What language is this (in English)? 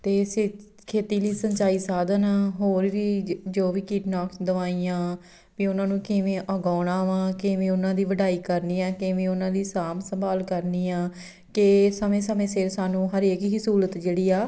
Punjabi